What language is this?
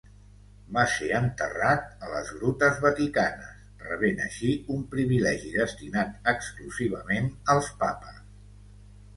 Catalan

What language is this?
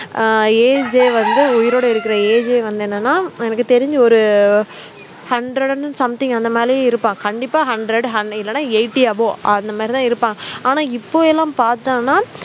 Tamil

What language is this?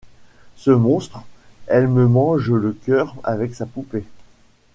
French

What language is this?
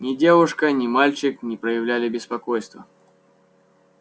Russian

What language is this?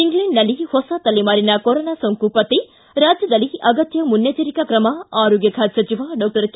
Kannada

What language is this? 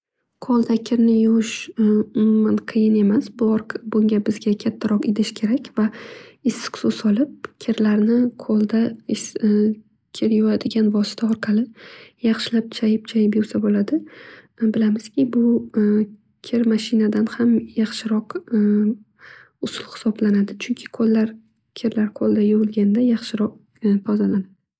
Uzbek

